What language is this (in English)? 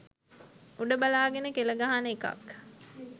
Sinhala